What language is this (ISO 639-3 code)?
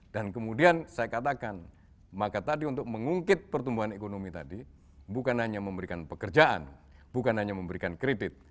ind